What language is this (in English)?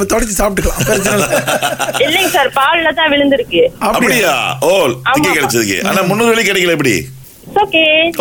Tamil